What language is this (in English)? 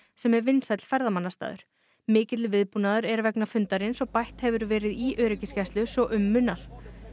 Icelandic